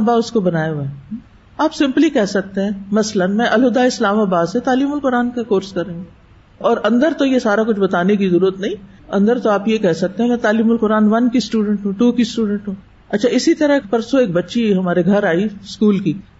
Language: Urdu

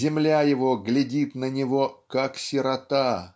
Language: Russian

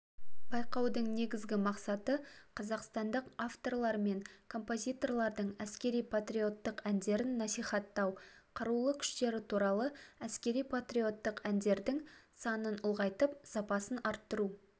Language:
Kazakh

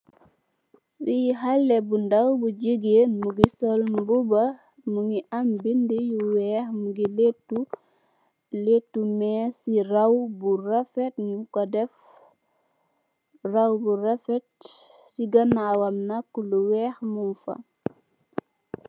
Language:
Wolof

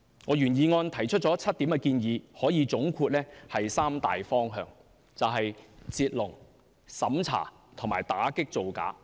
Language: Cantonese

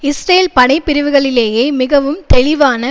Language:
Tamil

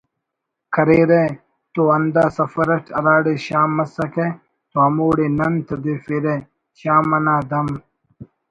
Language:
Brahui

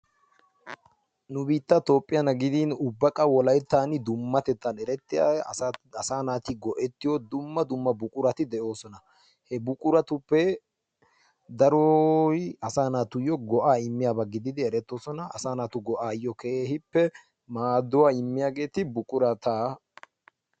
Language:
Wolaytta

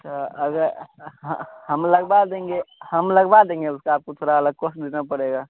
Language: Hindi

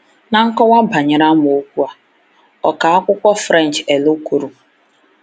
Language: Igbo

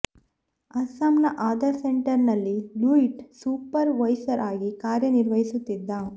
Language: Kannada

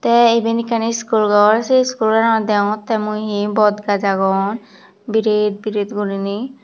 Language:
Chakma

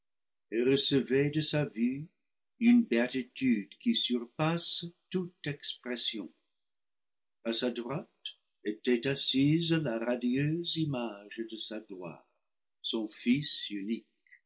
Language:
French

